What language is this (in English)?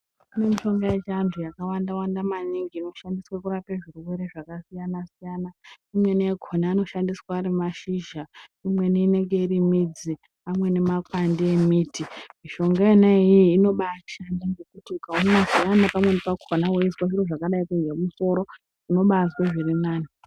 Ndau